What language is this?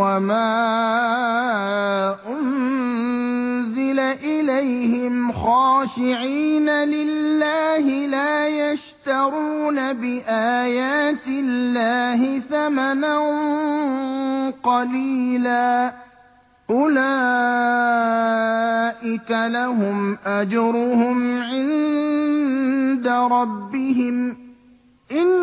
Arabic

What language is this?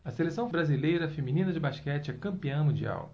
Portuguese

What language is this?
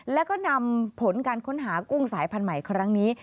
Thai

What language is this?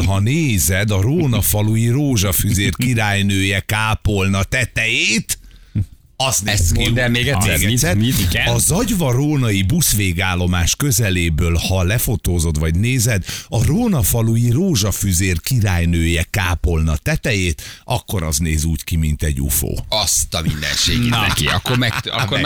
Hungarian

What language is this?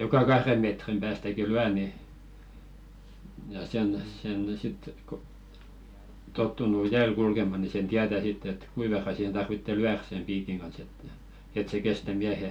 Finnish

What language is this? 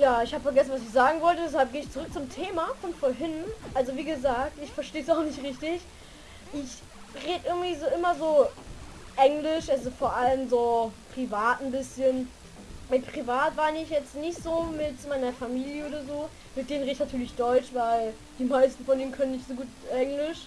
German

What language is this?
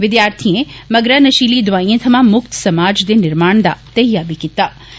Dogri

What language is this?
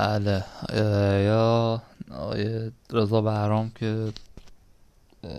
Persian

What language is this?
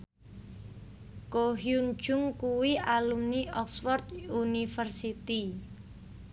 Javanese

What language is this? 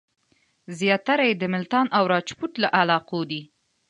Pashto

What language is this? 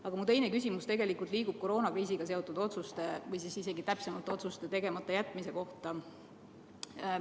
Estonian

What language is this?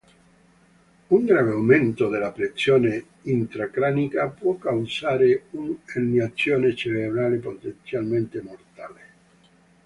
Italian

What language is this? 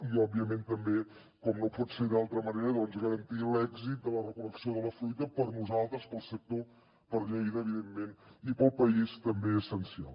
Catalan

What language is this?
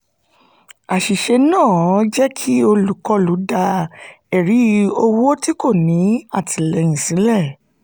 Yoruba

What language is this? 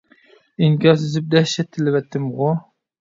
Uyghur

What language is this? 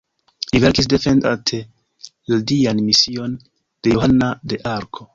Esperanto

